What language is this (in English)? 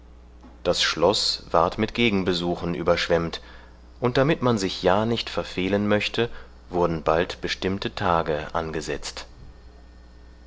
German